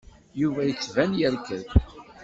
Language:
Kabyle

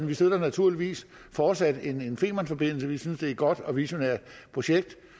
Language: Danish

